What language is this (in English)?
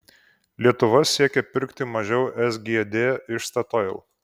Lithuanian